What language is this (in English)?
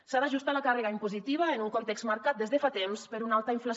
Catalan